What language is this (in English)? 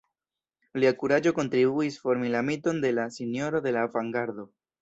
Esperanto